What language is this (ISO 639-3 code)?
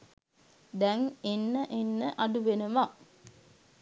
sin